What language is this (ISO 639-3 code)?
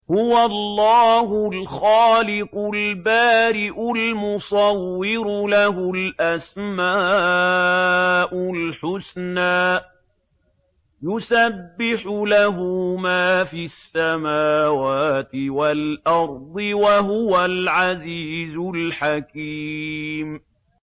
ara